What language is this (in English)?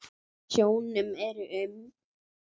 Icelandic